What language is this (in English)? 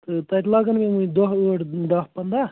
Kashmiri